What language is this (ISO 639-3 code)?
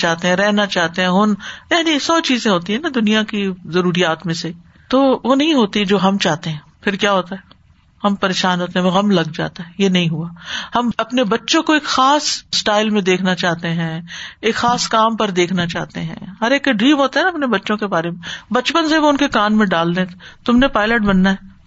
urd